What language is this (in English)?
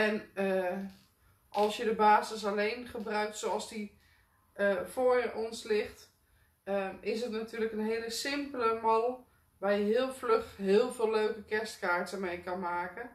Dutch